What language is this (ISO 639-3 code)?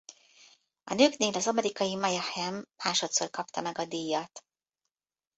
hun